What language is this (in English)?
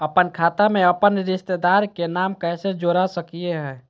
Magahi